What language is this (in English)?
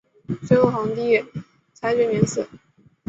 Chinese